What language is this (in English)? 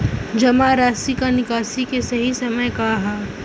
Bhojpuri